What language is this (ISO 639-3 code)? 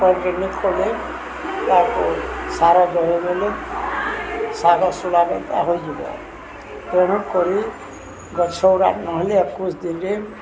ori